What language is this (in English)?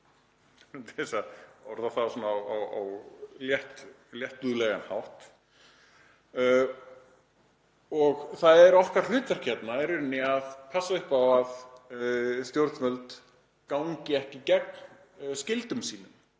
Icelandic